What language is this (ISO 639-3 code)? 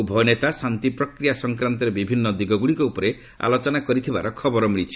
ori